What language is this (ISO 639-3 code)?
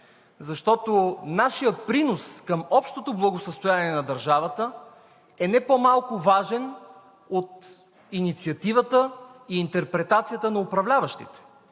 bul